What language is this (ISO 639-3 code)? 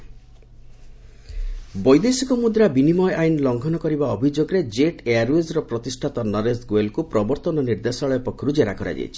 ori